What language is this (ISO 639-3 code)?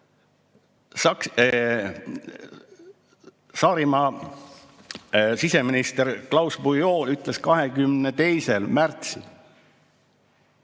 est